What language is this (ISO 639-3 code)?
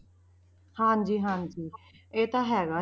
pan